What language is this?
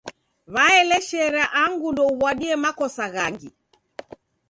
Taita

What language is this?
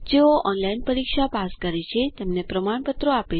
Gujarati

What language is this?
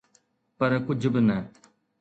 Sindhi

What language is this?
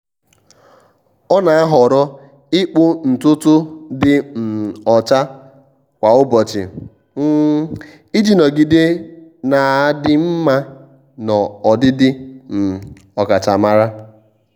Igbo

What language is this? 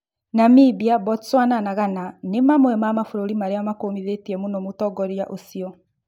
Kikuyu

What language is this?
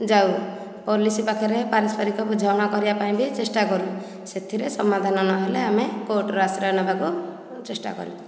Odia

